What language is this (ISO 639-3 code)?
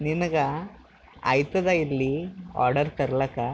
kan